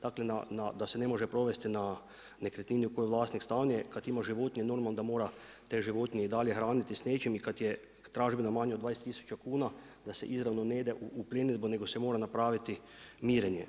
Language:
Croatian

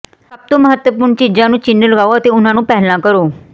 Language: Punjabi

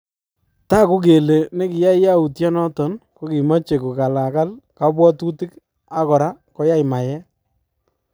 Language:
Kalenjin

